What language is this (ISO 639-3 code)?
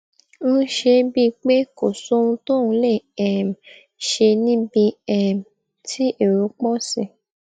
yor